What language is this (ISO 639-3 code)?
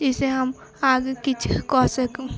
mai